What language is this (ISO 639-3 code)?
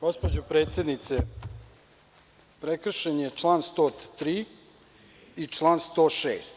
srp